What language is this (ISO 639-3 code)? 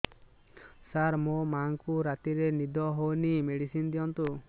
ori